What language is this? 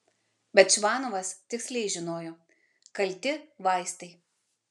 Lithuanian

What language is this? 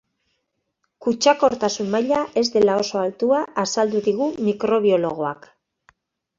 Basque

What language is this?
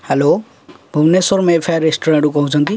Odia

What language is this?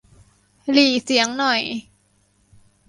Thai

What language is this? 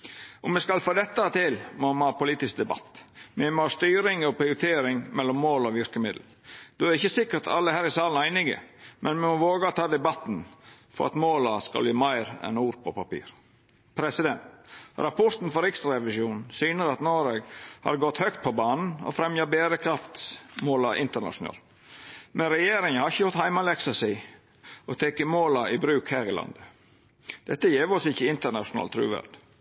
Norwegian Nynorsk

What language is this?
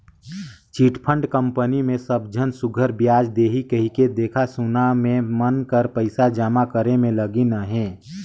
Chhattisgarhi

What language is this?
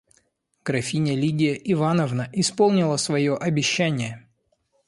Russian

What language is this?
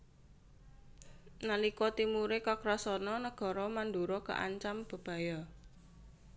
Javanese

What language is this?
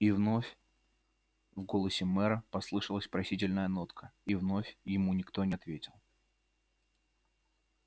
Russian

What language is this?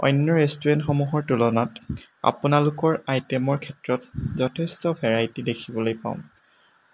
Assamese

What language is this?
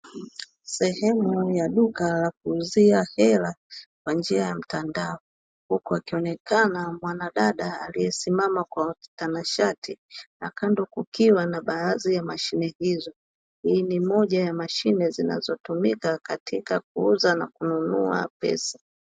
Swahili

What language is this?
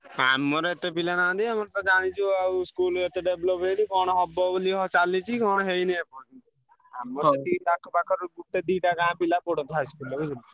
Odia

